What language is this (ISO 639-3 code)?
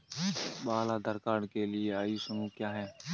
hin